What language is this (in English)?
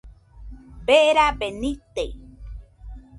Nüpode Huitoto